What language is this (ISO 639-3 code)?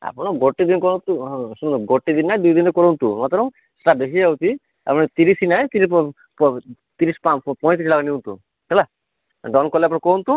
ori